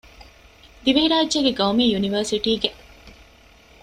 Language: Divehi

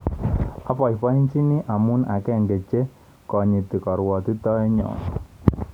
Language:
Kalenjin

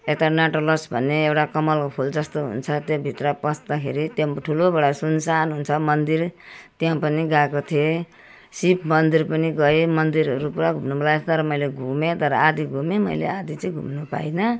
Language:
Nepali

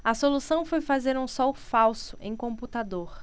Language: Portuguese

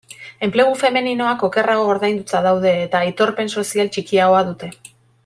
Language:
Basque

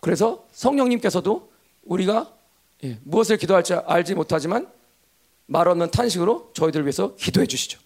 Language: Korean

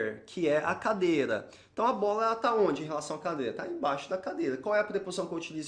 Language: Portuguese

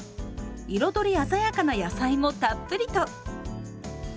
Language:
Japanese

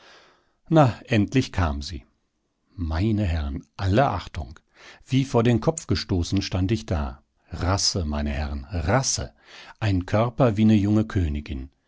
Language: German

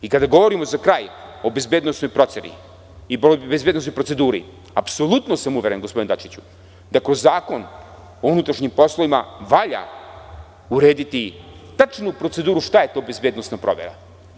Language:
Serbian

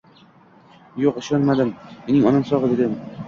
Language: Uzbek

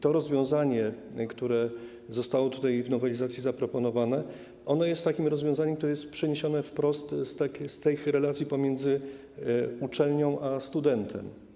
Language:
Polish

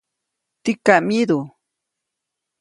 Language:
Copainalá Zoque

